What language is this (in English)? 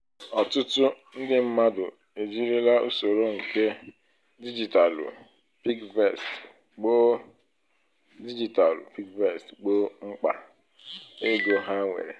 Igbo